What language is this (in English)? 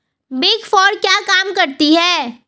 Hindi